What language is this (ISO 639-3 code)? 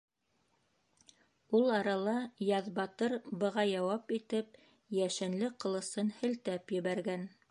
bak